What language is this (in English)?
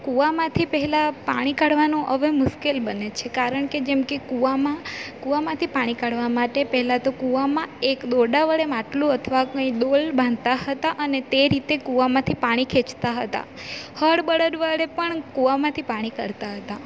Gujarati